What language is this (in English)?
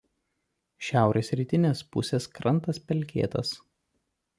Lithuanian